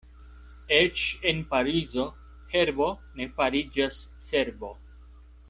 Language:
Esperanto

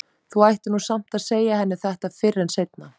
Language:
Icelandic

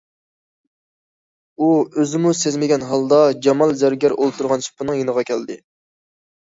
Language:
Uyghur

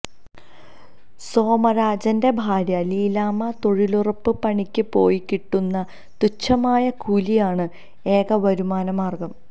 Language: Malayalam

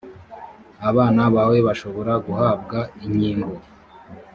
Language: Kinyarwanda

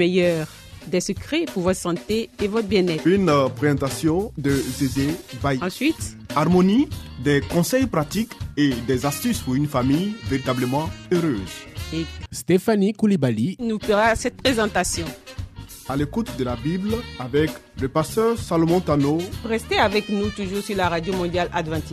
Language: French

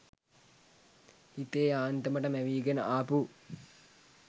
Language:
Sinhala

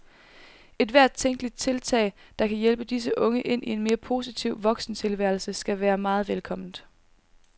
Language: Danish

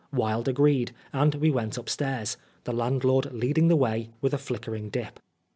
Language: English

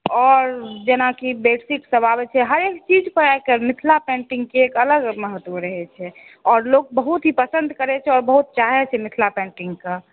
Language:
Maithili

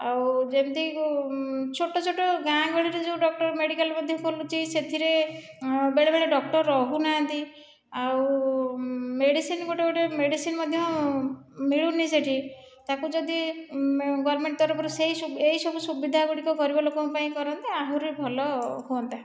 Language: Odia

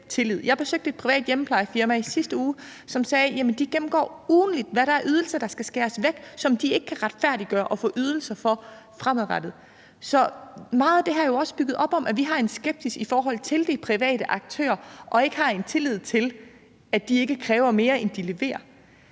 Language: Danish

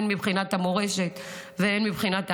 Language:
Hebrew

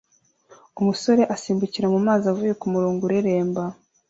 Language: Kinyarwanda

